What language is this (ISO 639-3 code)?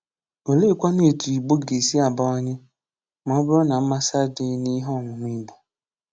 ibo